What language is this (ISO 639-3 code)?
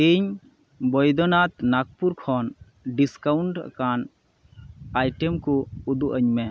sat